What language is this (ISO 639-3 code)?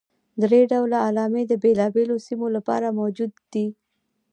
pus